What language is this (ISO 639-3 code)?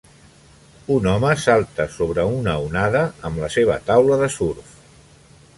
cat